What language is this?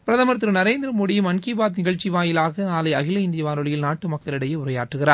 Tamil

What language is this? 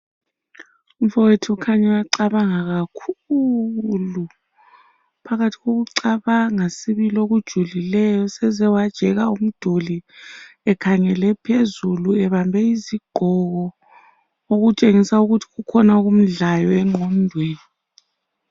North Ndebele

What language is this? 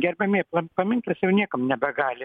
Lithuanian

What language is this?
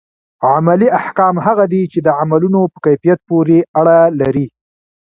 Pashto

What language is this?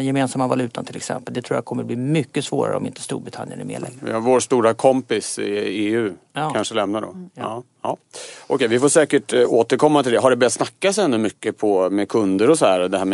Swedish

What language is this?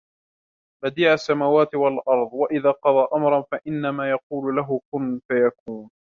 Arabic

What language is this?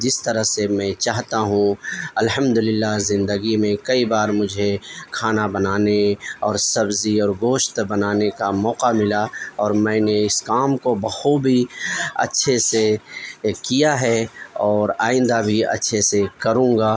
Urdu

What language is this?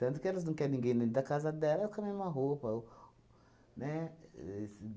Portuguese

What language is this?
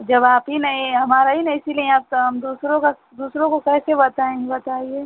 Hindi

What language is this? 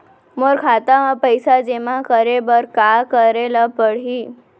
Chhattisgarhi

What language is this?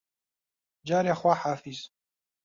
Central Kurdish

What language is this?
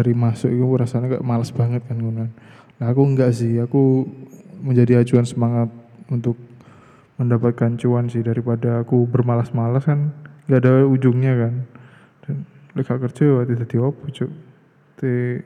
Indonesian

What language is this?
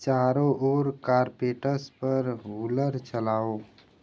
Hindi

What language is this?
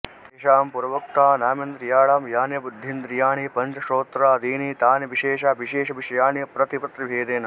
Sanskrit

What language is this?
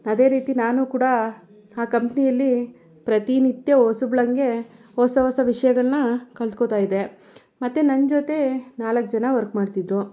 Kannada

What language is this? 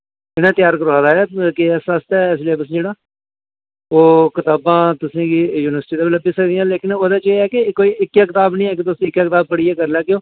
Dogri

